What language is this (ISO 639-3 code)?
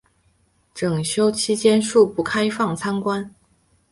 zho